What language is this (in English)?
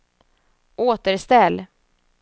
Swedish